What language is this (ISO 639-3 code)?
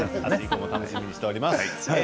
jpn